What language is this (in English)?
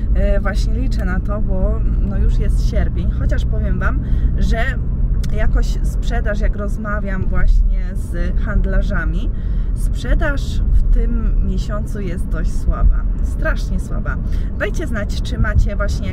Polish